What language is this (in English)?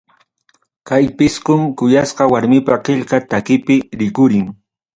Ayacucho Quechua